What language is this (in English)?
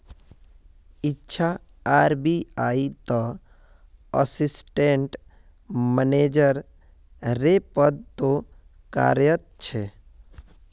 Magahi